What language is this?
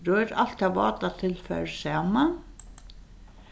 Faroese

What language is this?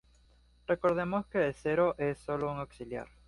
Spanish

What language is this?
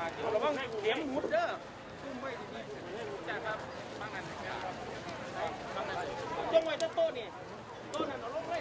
Thai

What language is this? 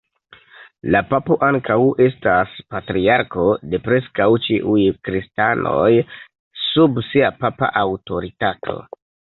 Esperanto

